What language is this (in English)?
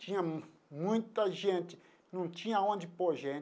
Portuguese